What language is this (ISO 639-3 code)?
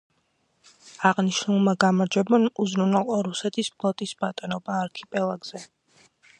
kat